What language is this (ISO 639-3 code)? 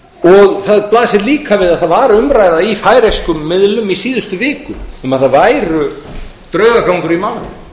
isl